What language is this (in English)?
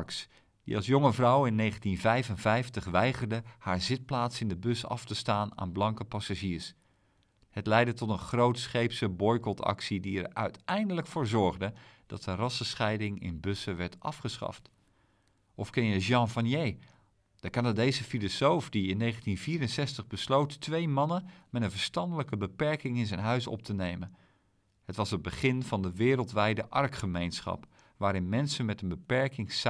Dutch